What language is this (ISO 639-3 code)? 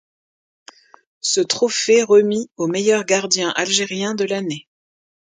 fra